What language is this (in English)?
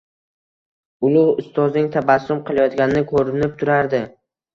Uzbek